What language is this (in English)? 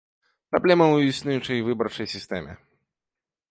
Belarusian